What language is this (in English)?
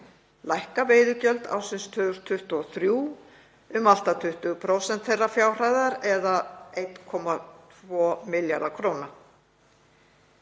Icelandic